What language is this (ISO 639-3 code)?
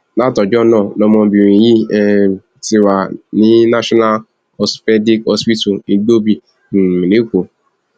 yor